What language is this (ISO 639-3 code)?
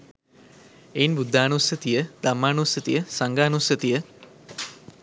sin